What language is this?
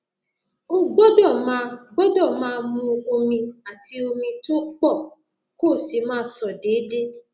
Yoruba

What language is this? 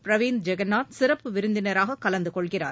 Tamil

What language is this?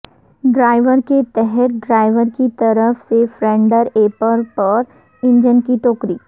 Urdu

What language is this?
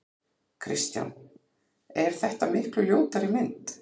Icelandic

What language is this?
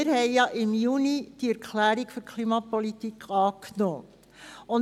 Swiss German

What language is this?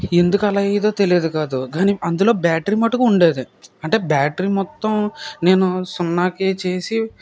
Telugu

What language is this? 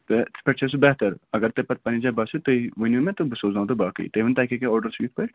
Kashmiri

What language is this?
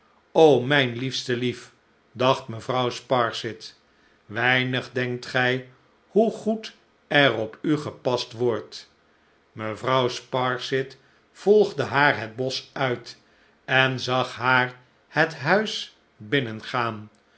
Dutch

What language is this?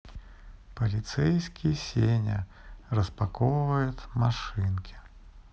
Russian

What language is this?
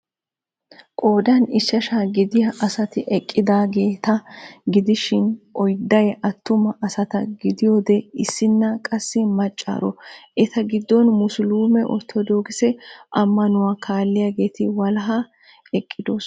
Wolaytta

